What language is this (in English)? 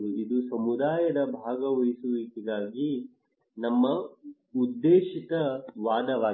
Kannada